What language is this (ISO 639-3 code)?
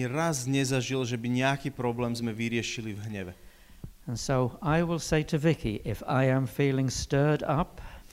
slk